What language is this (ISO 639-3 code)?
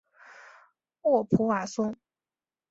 zho